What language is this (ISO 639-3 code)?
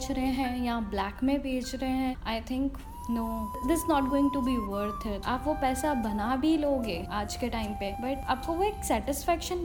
hin